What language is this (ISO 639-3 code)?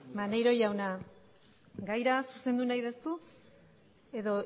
eus